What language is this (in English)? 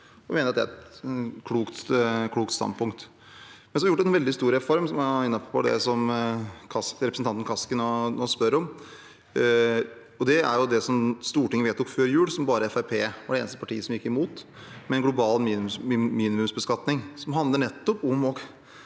Norwegian